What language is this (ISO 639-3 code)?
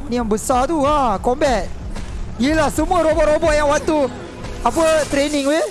msa